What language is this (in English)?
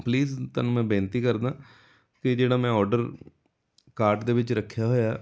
Punjabi